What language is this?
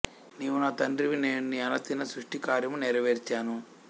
Telugu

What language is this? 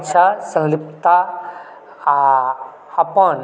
Maithili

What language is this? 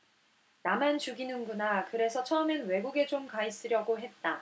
Korean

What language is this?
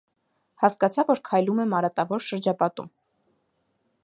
Armenian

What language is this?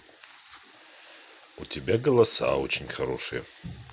Russian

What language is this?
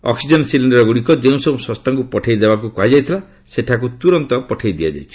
Odia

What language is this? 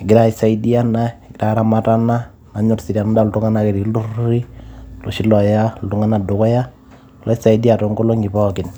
Masai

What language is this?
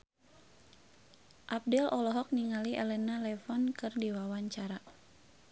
Sundanese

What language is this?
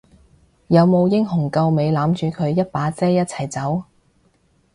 Cantonese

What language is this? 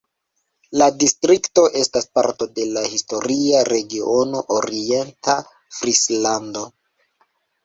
Esperanto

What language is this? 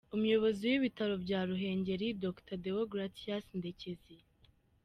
Kinyarwanda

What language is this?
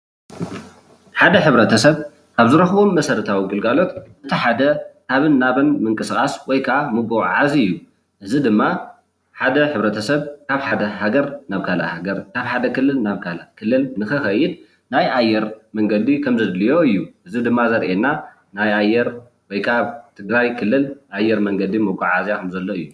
Tigrinya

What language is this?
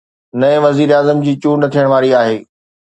Sindhi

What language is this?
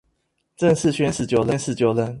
Chinese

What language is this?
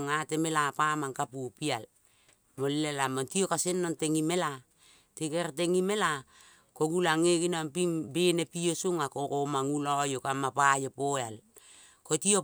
Kol (Papua New Guinea)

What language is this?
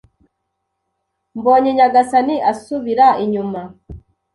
Kinyarwanda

